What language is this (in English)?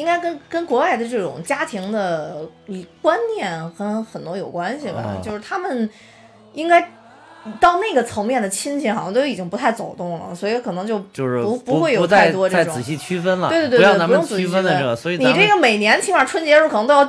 Chinese